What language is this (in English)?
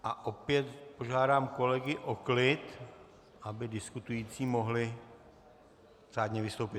Czech